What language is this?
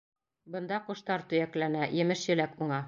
Bashkir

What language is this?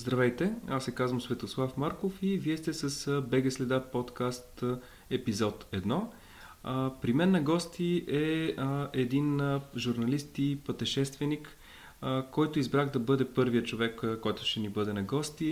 Bulgarian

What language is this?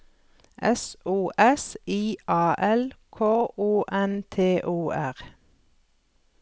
Norwegian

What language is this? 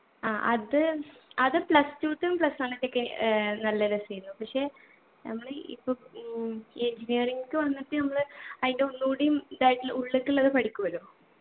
Malayalam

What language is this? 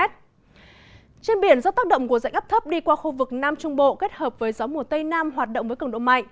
Vietnamese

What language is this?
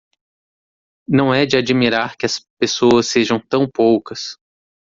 Portuguese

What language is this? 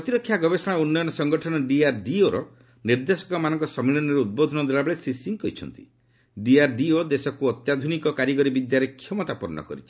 Odia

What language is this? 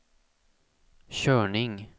Swedish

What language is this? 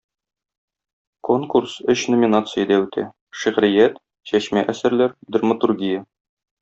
Tatar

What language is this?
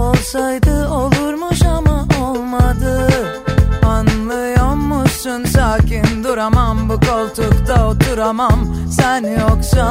Turkish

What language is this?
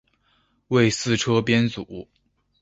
Chinese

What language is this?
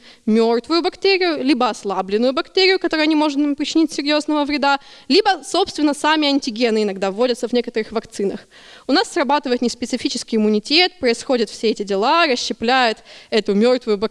Russian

